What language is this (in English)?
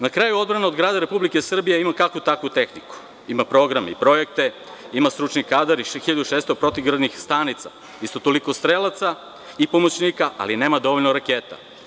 Serbian